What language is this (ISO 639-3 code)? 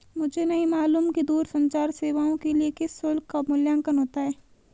hin